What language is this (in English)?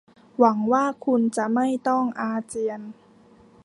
Thai